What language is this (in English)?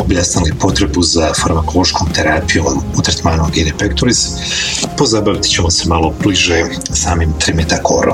Croatian